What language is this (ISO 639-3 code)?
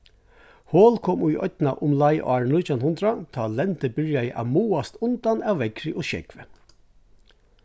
fao